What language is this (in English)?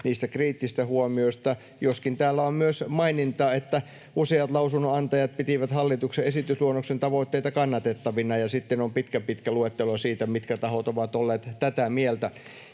Finnish